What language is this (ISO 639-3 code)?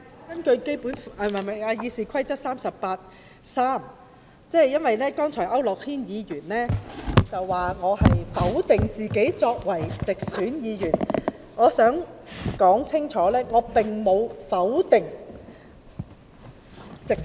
yue